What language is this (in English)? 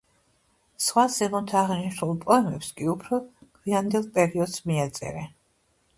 Georgian